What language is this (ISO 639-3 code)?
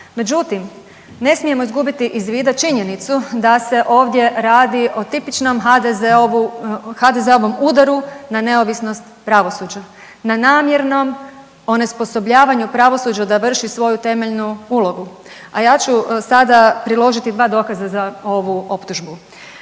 hrv